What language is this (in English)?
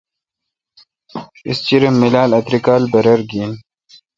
Kalkoti